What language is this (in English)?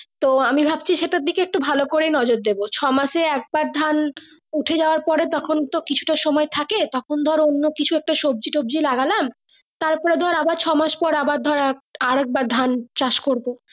Bangla